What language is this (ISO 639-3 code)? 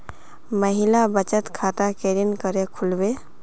mag